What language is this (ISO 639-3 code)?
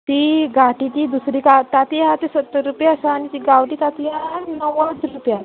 kok